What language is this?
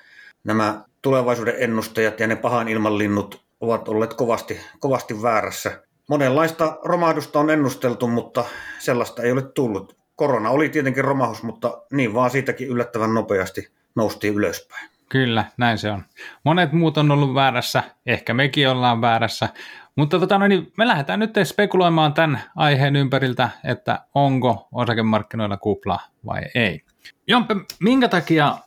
Finnish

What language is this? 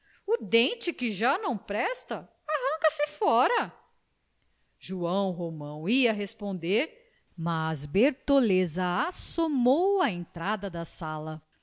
Portuguese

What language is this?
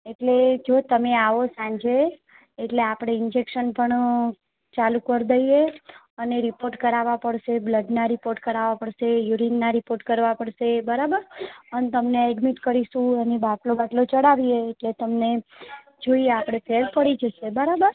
Gujarati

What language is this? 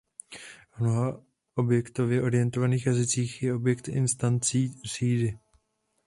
Czech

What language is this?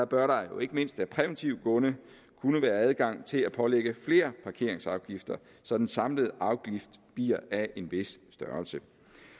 Danish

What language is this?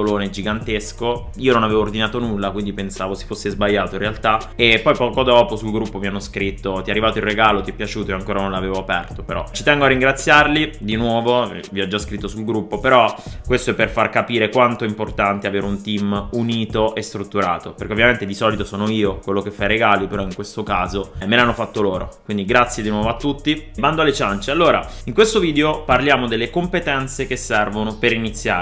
Italian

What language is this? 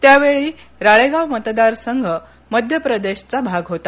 Marathi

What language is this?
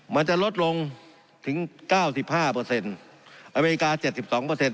Thai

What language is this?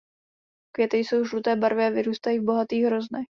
Czech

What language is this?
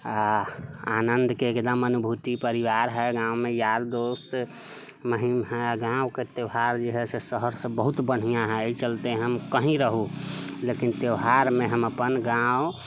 Maithili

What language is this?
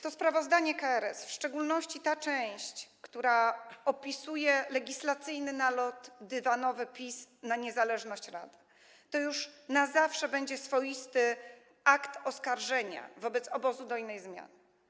Polish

